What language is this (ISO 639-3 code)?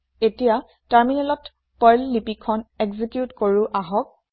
asm